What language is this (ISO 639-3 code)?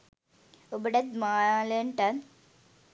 sin